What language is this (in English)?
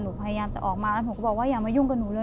Thai